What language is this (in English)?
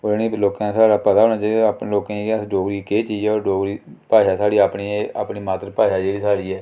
Dogri